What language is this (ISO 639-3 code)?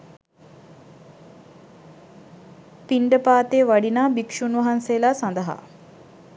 sin